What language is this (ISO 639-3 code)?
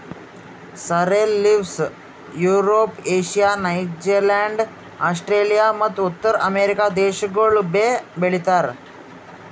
kan